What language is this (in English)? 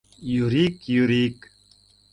Mari